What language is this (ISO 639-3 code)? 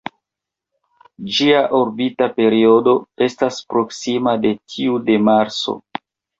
epo